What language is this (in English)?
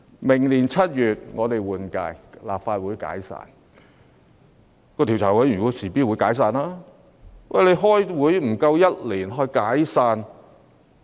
Cantonese